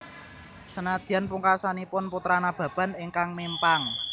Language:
Javanese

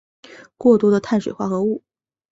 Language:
Chinese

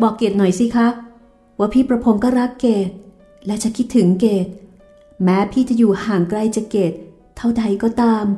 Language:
Thai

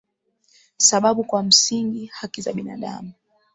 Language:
Swahili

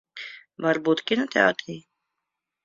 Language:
Latvian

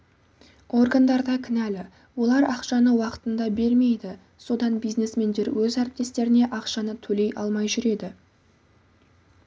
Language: Kazakh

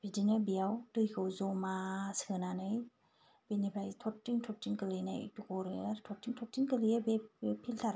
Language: Bodo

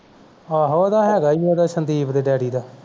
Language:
Punjabi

